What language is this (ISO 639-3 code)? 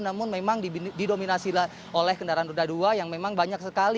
ind